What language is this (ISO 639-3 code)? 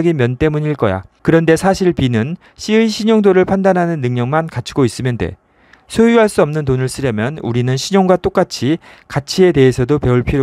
kor